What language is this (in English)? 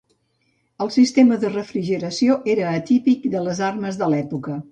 Catalan